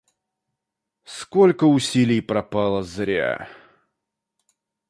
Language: Russian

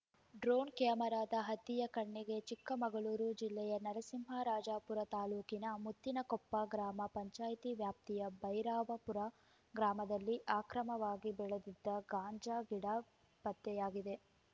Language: Kannada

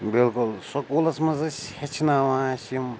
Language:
Kashmiri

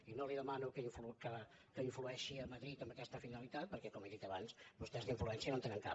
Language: Catalan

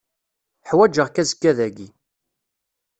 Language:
Kabyle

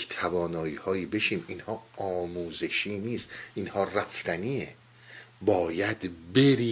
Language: Persian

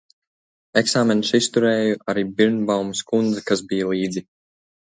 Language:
Latvian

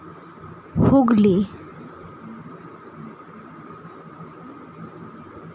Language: Santali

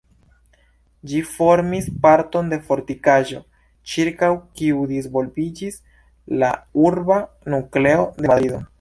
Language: Esperanto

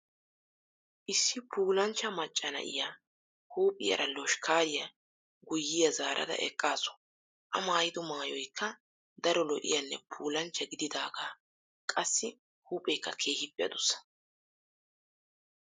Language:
Wolaytta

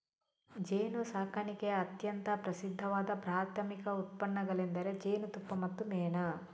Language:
Kannada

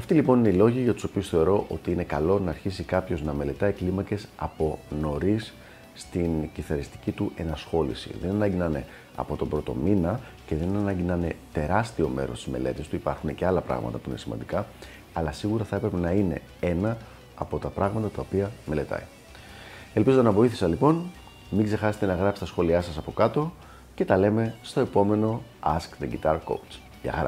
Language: Greek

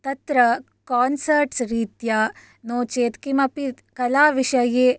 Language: Sanskrit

